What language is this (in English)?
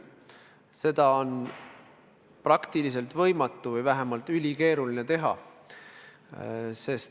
Estonian